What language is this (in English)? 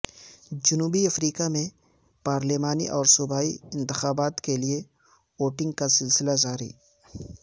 Urdu